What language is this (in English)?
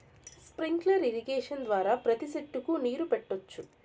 Telugu